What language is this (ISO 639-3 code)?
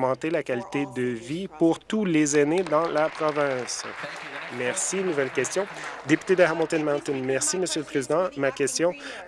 fra